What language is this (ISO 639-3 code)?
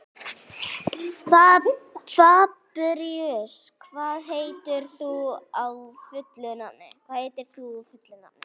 isl